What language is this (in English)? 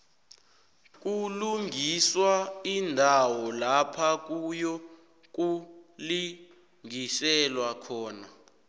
South Ndebele